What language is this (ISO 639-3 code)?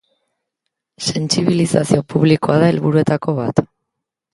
eus